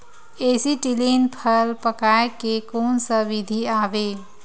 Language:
Chhattisgarhi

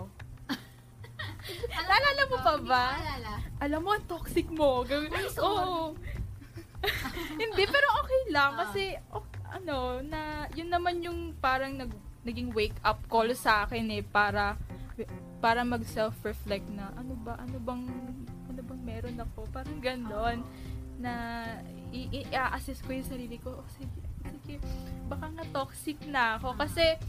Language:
Filipino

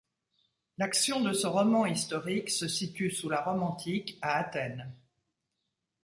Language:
French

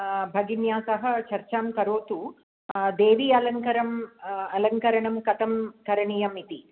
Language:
Sanskrit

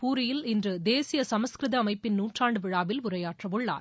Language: Tamil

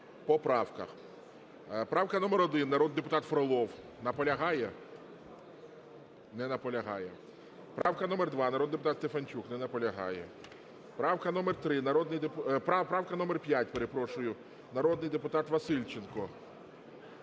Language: Ukrainian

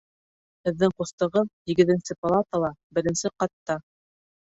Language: Bashkir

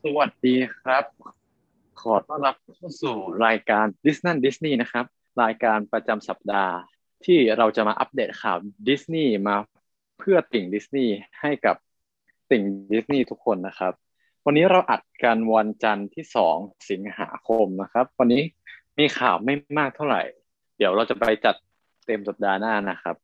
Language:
Thai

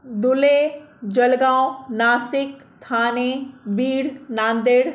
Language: Sindhi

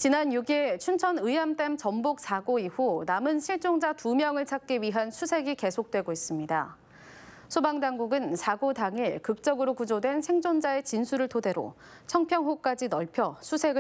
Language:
Korean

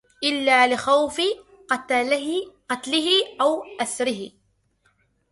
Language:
Arabic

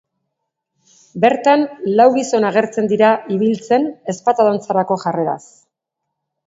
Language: Basque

